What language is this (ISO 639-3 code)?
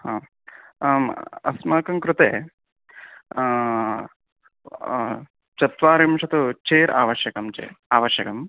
san